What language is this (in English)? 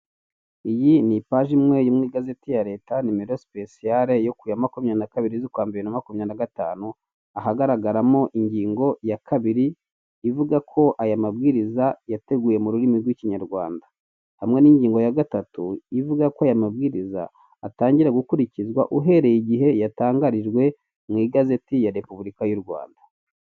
Kinyarwanda